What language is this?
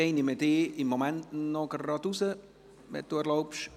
Swiss German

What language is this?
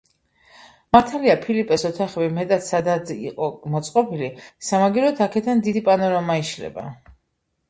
Georgian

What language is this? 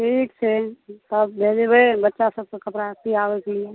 Maithili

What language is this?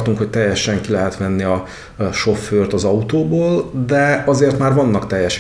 Hungarian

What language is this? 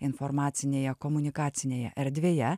Lithuanian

